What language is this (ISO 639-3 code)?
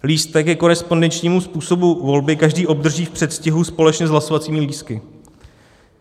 ces